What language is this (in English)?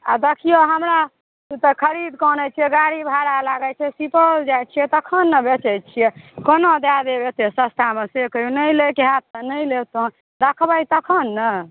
Maithili